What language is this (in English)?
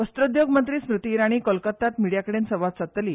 Konkani